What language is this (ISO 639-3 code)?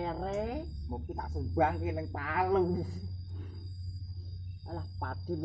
ind